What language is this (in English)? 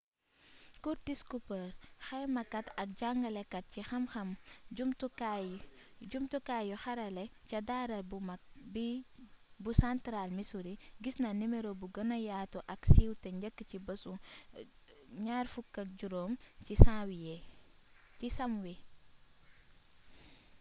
Wolof